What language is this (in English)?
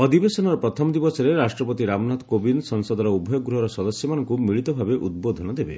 Odia